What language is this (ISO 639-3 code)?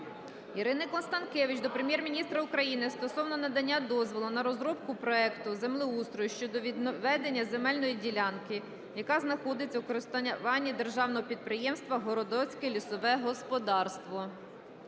ukr